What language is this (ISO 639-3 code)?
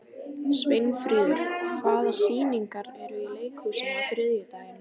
isl